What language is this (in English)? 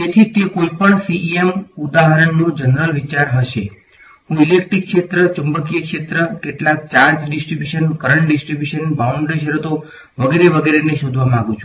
Gujarati